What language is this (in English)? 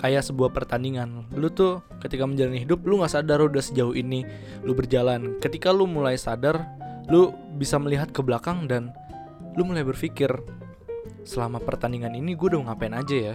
Indonesian